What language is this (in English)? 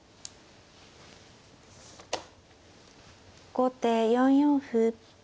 Japanese